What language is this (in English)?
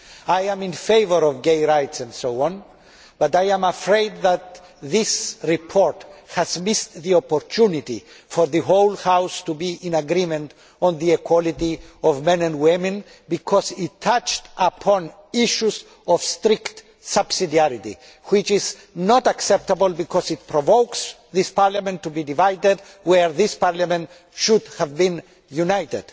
English